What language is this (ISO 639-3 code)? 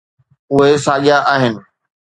snd